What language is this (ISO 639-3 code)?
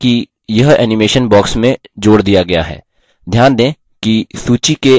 hin